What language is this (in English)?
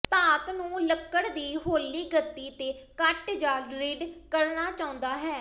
Punjabi